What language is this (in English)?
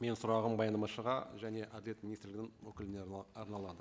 Kazakh